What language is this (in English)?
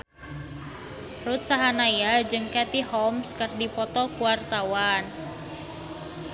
Sundanese